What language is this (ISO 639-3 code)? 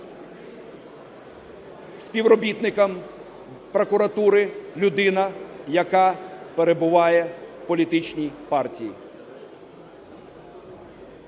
ukr